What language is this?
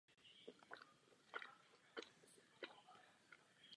Czech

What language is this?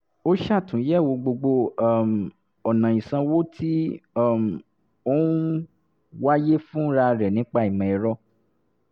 Yoruba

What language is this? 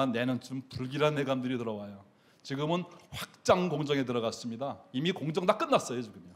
Korean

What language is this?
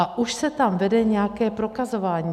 Czech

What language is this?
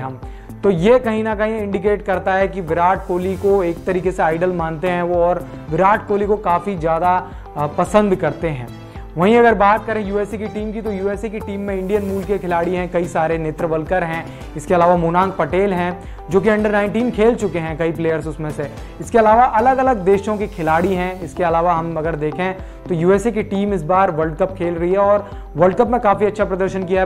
Hindi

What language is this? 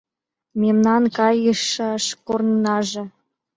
Mari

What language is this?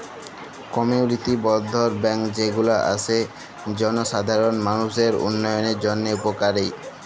Bangla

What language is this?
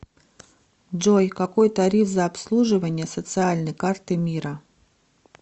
Russian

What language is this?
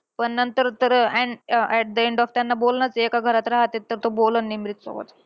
Marathi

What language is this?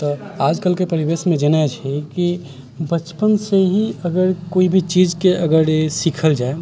Maithili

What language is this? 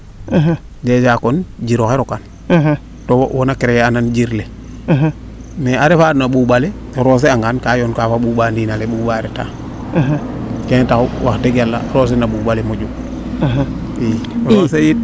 Serer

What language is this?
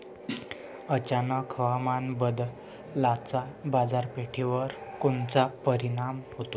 Marathi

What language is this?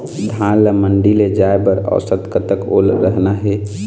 Chhattisgarhi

